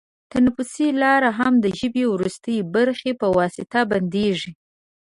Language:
Pashto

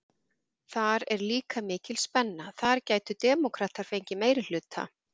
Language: Icelandic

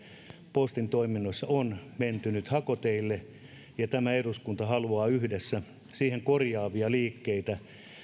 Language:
Finnish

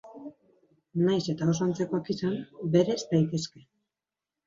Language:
Basque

